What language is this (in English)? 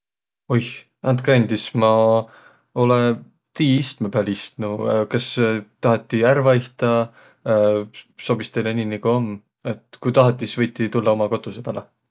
Võro